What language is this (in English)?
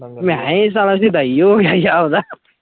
Punjabi